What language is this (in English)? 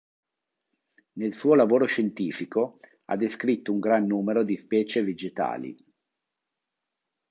Italian